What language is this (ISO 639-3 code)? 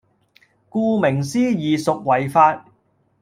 yue